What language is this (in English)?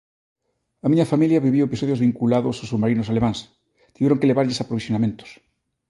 Galician